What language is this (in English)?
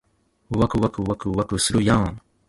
Japanese